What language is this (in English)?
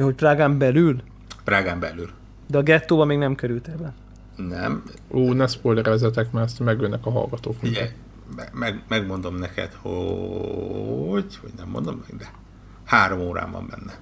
Hungarian